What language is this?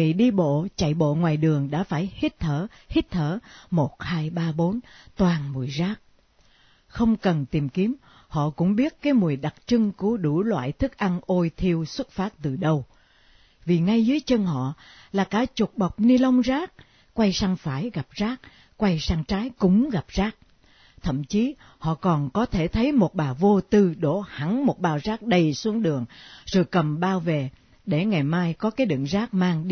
Vietnamese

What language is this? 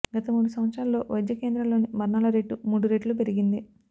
Telugu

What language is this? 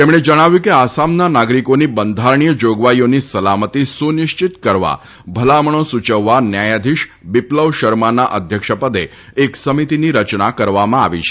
Gujarati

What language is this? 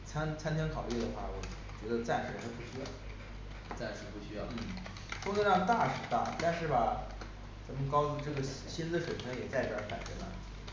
Chinese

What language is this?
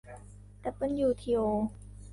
Thai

